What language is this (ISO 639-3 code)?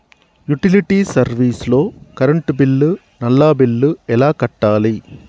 tel